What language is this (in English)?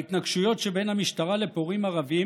Hebrew